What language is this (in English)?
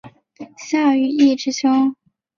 Chinese